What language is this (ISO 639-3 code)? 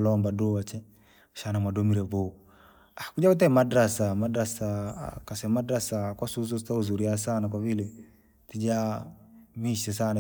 lag